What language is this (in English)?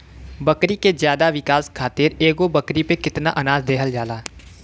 Bhojpuri